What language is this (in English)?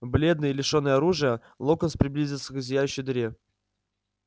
Russian